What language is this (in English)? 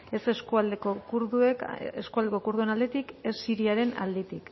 Basque